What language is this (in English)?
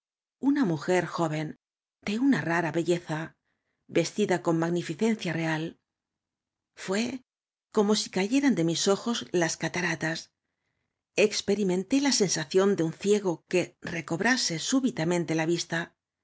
Spanish